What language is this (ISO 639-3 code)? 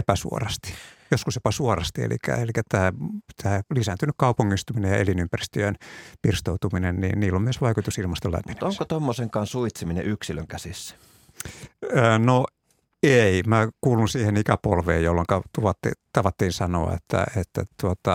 fin